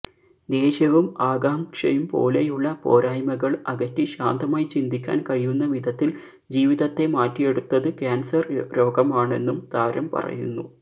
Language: Malayalam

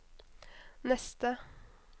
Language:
Norwegian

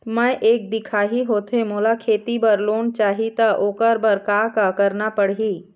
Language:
Chhattisgarhi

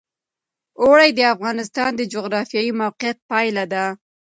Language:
Pashto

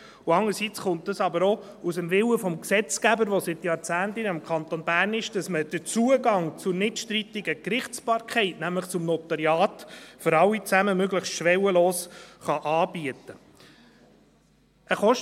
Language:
Swiss German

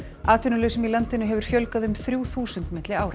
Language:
Icelandic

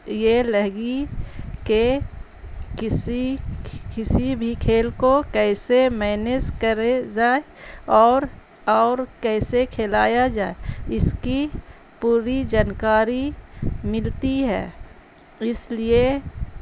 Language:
Urdu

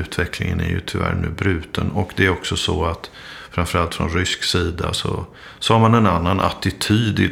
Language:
Swedish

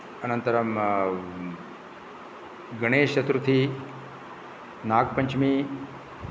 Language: Sanskrit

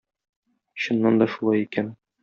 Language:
Tatar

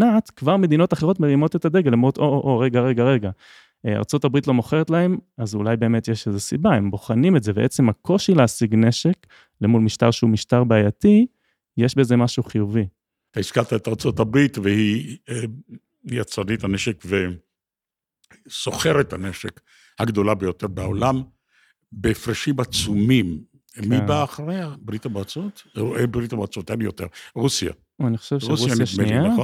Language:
Hebrew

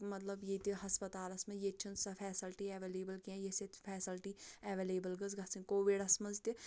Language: Kashmiri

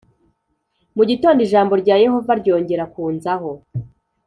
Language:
Kinyarwanda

